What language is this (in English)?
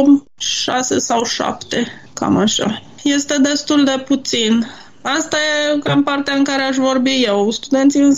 Romanian